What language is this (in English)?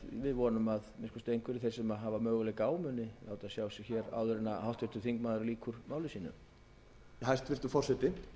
Icelandic